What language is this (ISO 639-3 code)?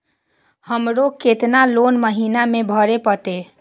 mai